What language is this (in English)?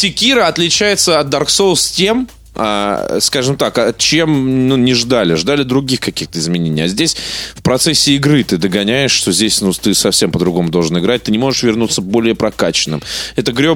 Russian